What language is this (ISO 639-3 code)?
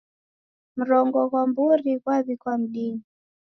dav